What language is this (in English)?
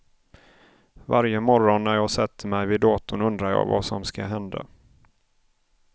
Swedish